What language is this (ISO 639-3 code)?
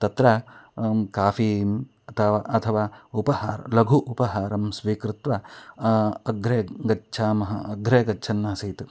san